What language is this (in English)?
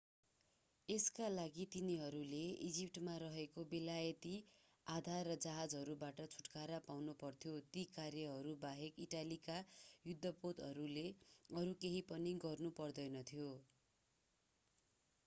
Nepali